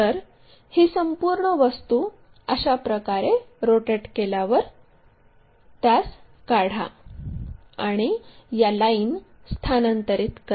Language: Marathi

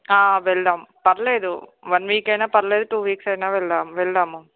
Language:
Telugu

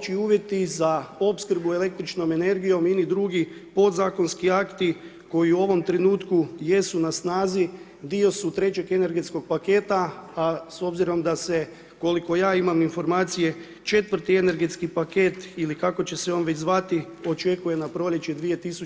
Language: Croatian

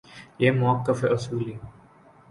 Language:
Urdu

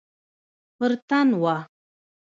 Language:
Pashto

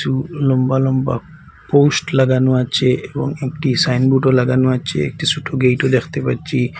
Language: Bangla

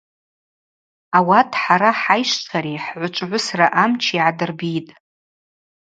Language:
Abaza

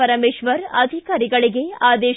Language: Kannada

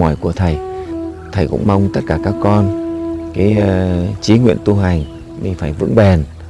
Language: Vietnamese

